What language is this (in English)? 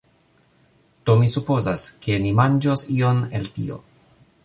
Esperanto